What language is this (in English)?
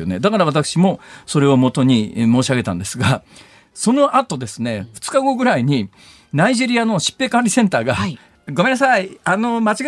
Japanese